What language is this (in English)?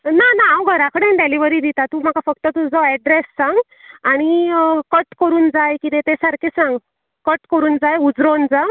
Konkani